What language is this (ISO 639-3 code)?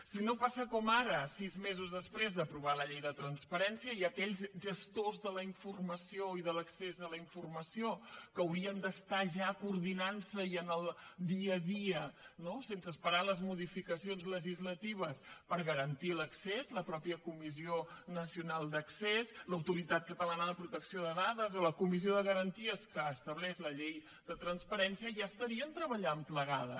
cat